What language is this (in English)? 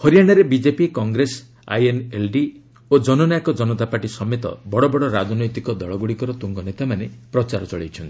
Odia